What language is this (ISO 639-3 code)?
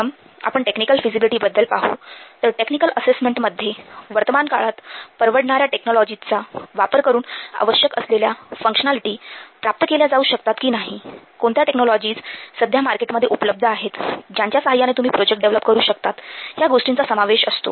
mar